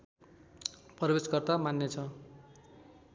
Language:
Nepali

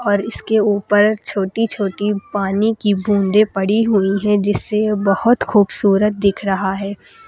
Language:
Hindi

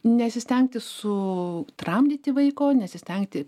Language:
Lithuanian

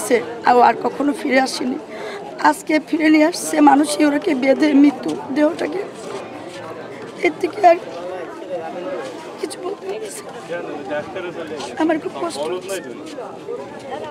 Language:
Turkish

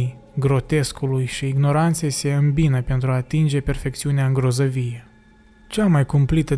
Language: Romanian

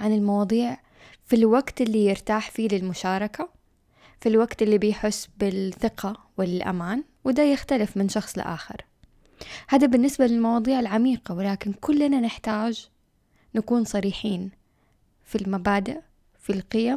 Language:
Arabic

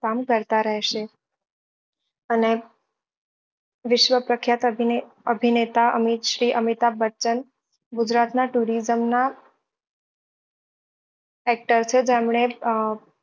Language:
Gujarati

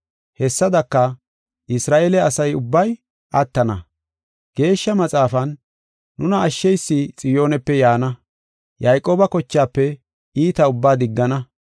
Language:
Gofa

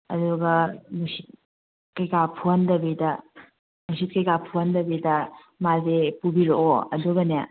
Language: Manipuri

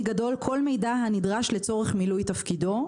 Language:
Hebrew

